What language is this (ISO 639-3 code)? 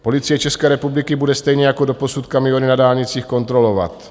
ces